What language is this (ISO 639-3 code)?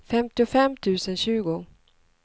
swe